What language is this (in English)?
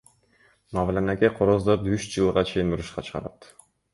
Kyrgyz